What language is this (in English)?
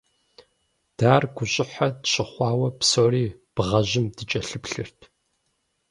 Kabardian